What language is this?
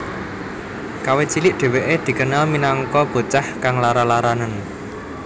Javanese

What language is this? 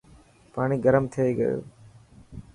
Dhatki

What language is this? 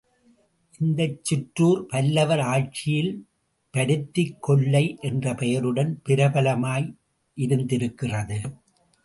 Tamil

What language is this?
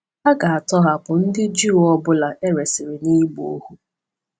Igbo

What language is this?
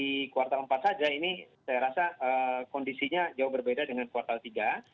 Indonesian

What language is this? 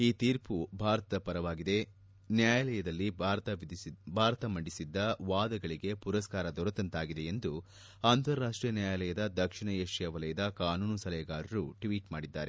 Kannada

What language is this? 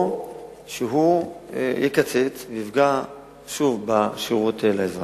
Hebrew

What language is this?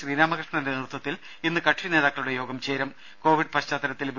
Malayalam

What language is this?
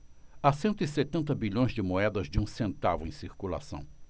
Portuguese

